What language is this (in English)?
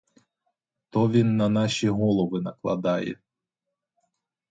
Ukrainian